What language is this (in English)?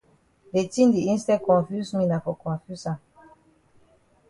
Cameroon Pidgin